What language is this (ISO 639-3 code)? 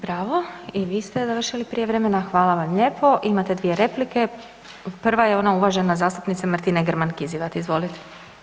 hrv